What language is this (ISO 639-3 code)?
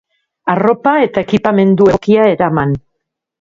eus